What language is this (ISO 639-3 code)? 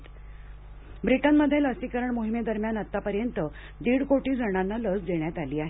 mar